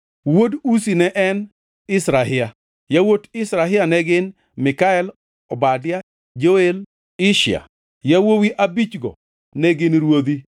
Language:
Luo (Kenya and Tanzania)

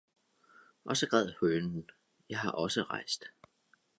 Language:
Danish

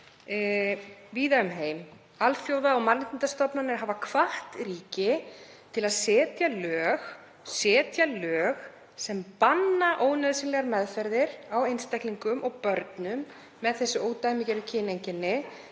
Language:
Icelandic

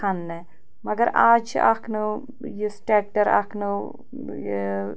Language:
Kashmiri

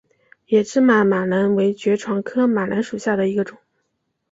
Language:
Chinese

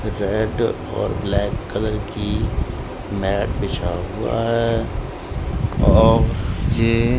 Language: Hindi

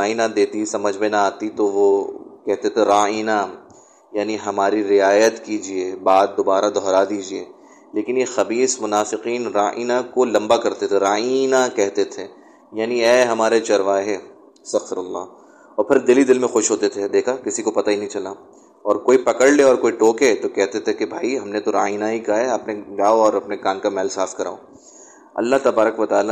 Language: Urdu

